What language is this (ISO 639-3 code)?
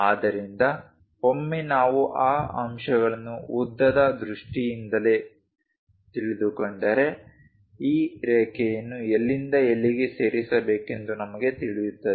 kan